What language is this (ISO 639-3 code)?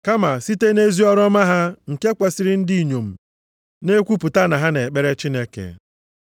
ibo